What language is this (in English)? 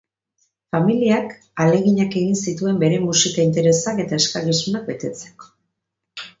Basque